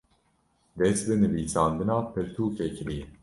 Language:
Kurdish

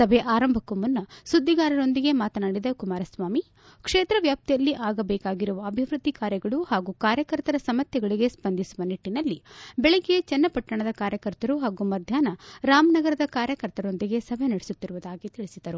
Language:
Kannada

